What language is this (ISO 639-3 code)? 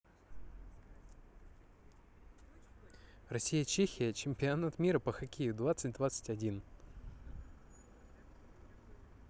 rus